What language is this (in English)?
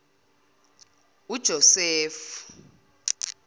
Zulu